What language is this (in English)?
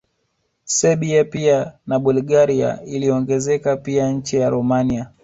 Swahili